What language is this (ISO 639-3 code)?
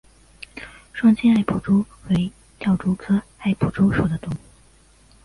zho